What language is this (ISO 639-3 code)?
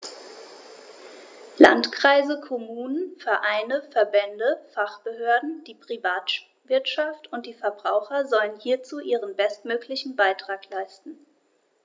deu